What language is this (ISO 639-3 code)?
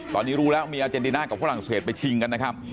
tha